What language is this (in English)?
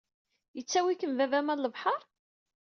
Kabyle